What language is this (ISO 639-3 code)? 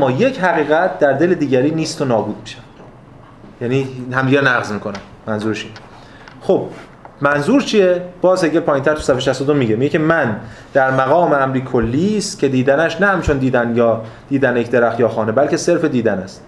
fas